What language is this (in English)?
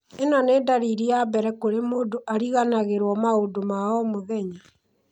Kikuyu